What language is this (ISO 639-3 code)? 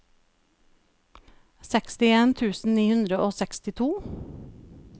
nor